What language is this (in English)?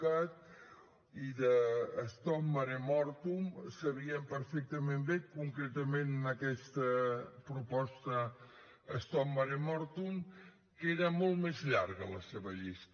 Catalan